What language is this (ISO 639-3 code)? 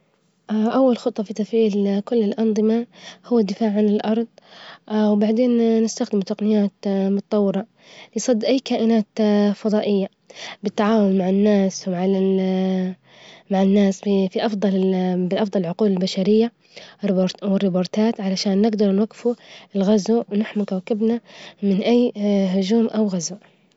ayl